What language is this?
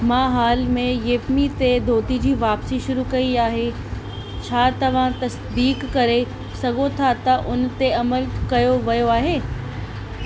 Sindhi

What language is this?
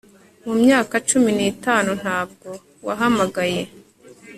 Kinyarwanda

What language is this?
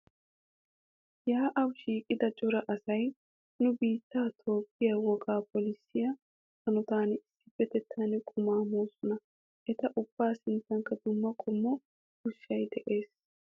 Wolaytta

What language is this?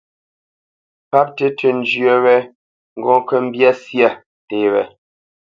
Bamenyam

